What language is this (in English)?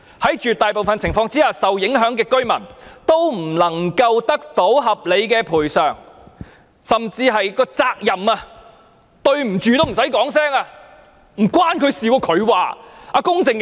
Cantonese